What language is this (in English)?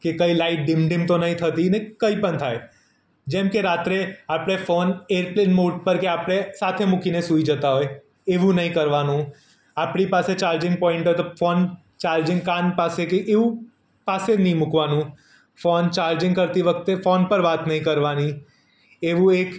Gujarati